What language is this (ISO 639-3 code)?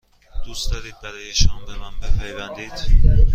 fas